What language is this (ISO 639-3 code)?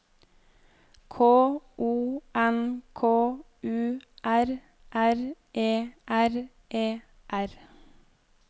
nor